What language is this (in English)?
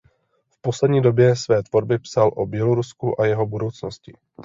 Czech